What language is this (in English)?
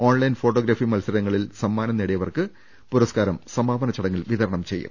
Malayalam